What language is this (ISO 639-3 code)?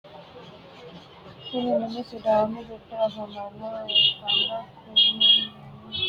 sid